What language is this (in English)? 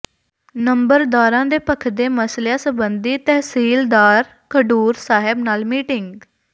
Punjabi